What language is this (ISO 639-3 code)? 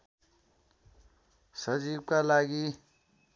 nep